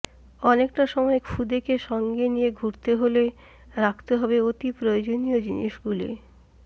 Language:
Bangla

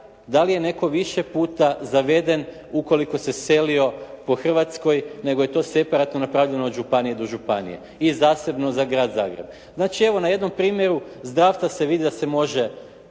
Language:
Croatian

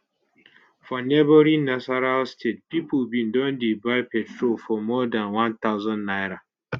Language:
Nigerian Pidgin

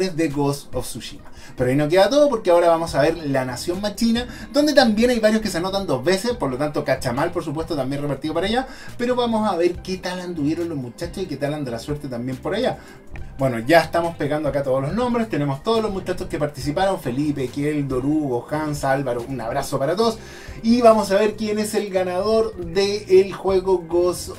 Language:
Spanish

